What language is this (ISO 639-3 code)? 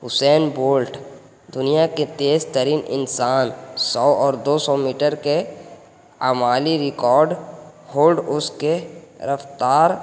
urd